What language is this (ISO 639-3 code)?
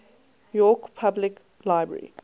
eng